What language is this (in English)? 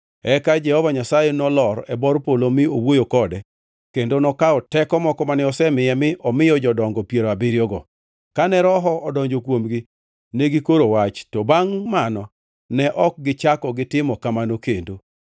Luo (Kenya and Tanzania)